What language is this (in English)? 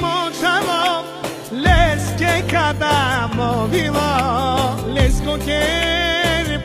Arabic